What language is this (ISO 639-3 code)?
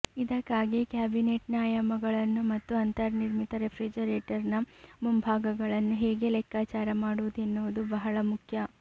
kan